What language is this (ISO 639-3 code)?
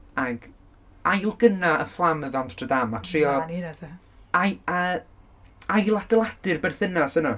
cym